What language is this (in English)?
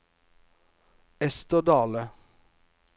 Norwegian